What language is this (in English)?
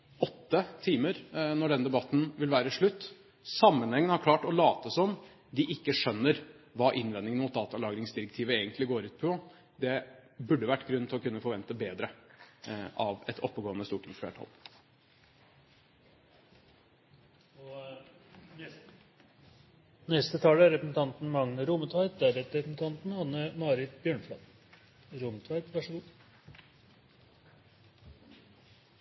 Norwegian